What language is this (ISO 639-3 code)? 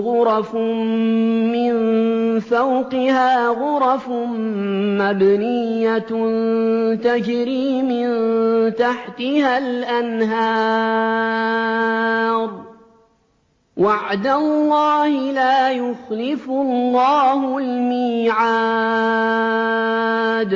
ara